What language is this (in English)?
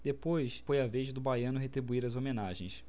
Portuguese